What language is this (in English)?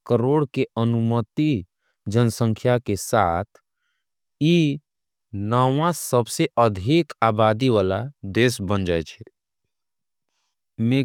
Angika